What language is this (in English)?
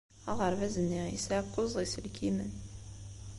Kabyle